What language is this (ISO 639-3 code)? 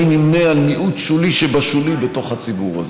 heb